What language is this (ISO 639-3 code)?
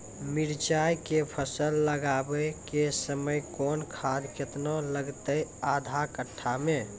mai